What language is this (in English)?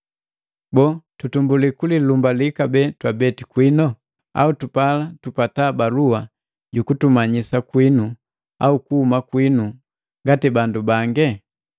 Matengo